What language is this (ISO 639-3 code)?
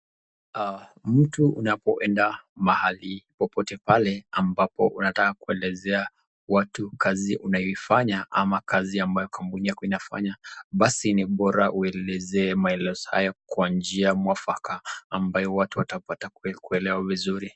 swa